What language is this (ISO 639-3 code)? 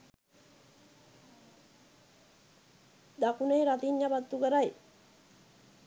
sin